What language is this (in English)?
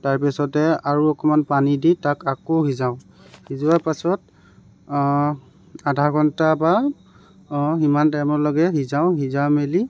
Assamese